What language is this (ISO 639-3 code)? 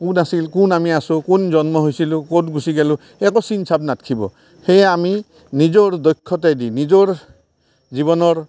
asm